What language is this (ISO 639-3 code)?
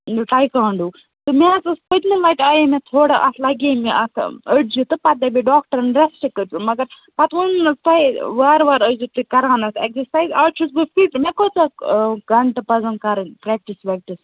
kas